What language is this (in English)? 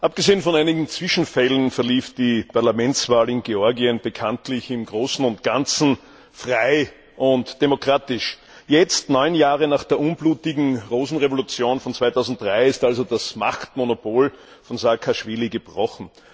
German